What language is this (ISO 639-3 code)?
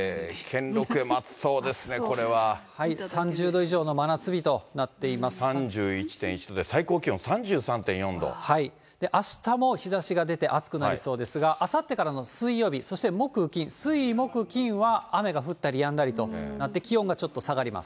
jpn